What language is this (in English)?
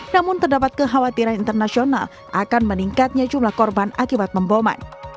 Indonesian